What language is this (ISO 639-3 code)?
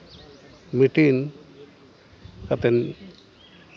sat